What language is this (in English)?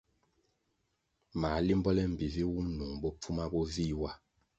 Kwasio